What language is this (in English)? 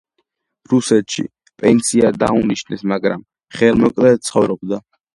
Georgian